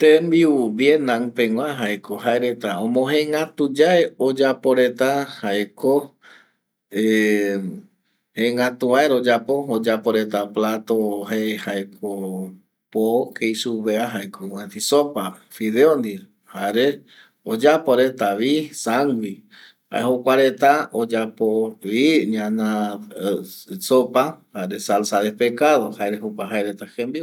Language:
Eastern Bolivian Guaraní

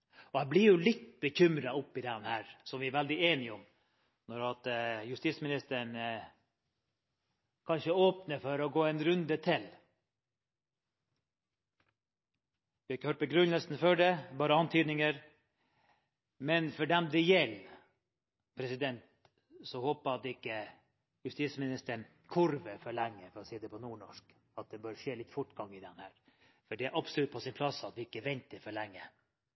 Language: Norwegian Bokmål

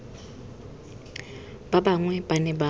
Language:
Tswana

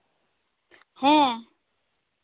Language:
Santali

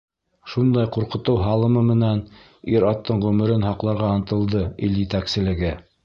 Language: Bashkir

